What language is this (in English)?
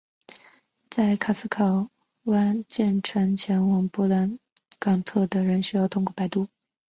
Chinese